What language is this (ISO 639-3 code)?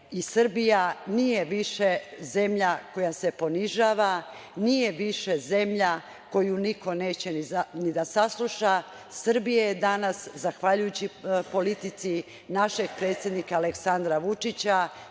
srp